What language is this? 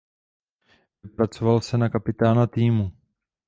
Czech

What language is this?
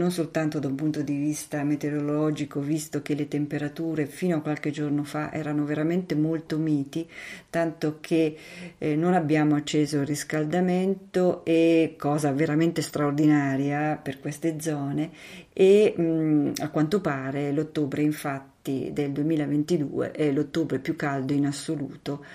Italian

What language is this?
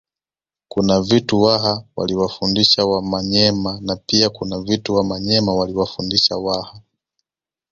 Swahili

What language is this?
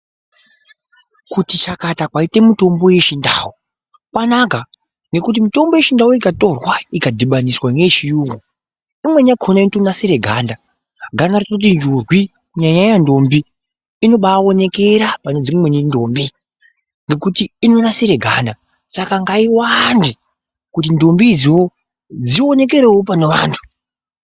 Ndau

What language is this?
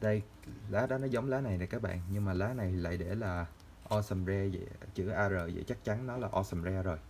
Vietnamese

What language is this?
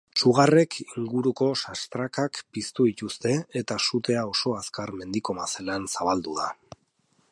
Basque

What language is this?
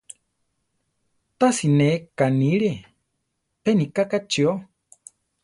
Central Tarahumara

